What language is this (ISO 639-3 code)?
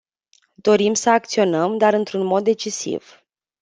ron